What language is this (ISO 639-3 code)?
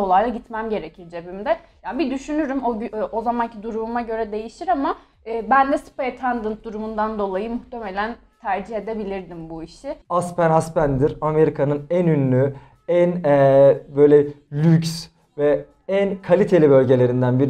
tur